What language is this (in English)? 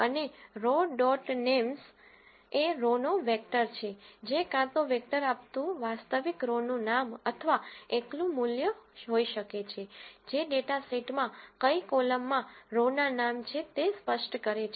Gujarati